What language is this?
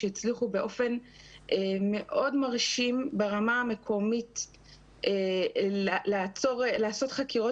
Hebrew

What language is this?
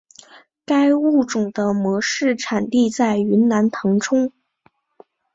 Chinese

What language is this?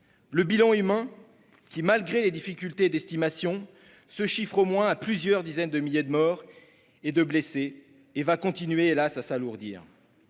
French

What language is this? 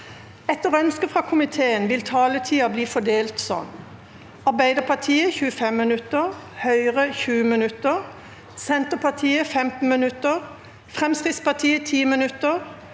Norwegian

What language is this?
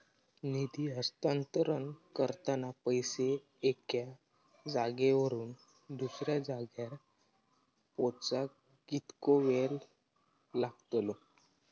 Marathi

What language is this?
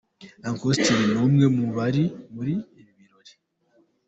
Kinyarwanda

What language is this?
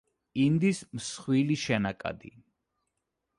Georgian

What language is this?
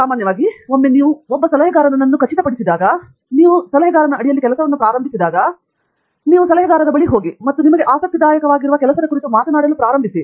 Kannada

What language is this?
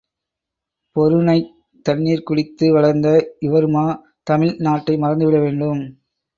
Tamil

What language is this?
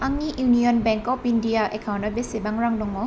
Bodo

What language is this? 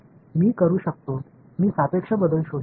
Marathi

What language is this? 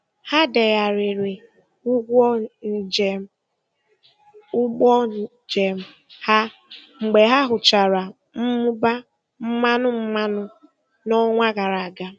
Igbo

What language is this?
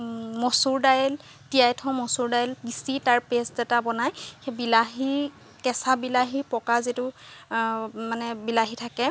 Assamese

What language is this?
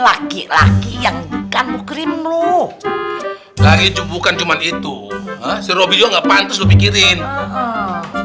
Indonesian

